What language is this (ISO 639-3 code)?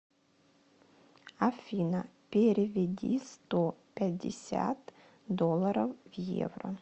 rus